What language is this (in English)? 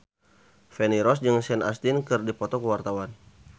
Sundanese